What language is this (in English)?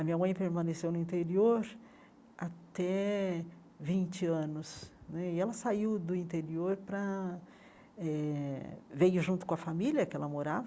Portuguese